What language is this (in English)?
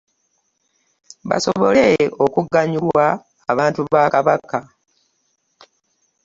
Ganda